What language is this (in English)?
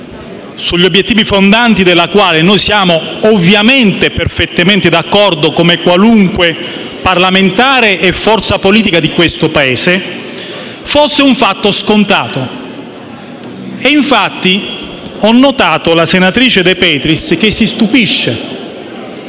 Italian